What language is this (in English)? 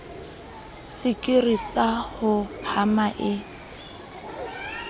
Southern Sotho